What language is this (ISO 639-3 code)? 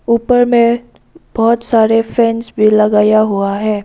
hin